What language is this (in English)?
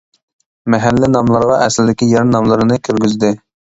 Uyghur